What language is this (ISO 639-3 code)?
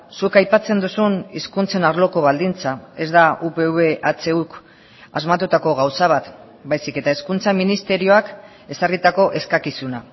eus